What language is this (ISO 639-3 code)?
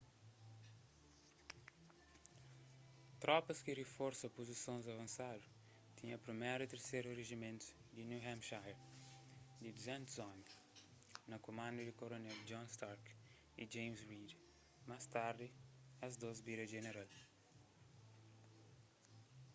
kea